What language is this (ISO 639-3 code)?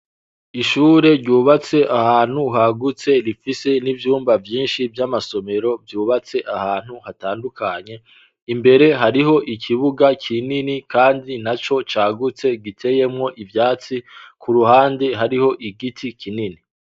run